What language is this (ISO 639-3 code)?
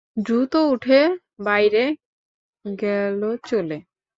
ben